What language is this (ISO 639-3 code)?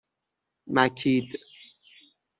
fas